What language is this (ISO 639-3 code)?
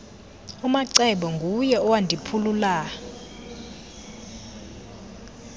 xho